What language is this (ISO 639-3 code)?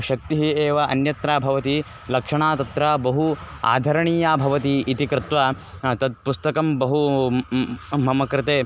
san